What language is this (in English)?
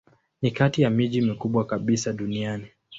Swahili